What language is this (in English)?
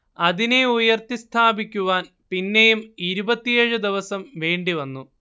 Malayalam